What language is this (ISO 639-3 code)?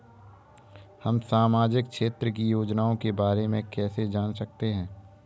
hin